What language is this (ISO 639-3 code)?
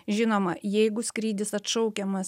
lit